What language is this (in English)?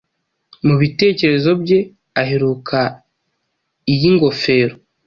Kinyarwanda